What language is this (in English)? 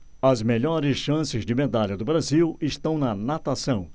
Portuguese